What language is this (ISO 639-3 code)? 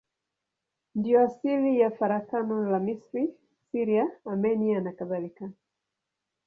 swa